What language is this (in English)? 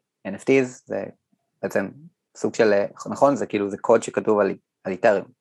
Hebrew